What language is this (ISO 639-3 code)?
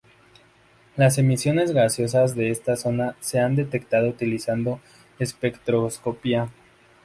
spa